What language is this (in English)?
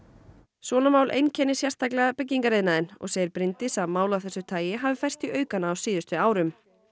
Icelandic